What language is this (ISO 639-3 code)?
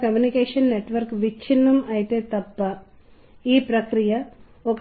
tel